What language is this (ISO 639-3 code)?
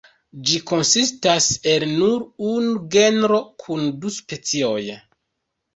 epo